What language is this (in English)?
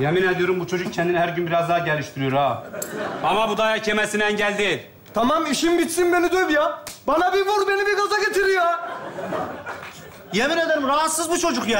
Turkish